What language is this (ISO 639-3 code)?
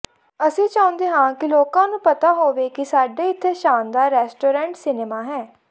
pan